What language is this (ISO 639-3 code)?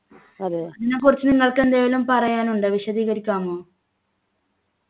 mal